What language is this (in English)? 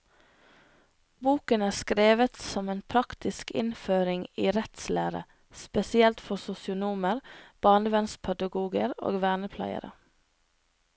Norwegian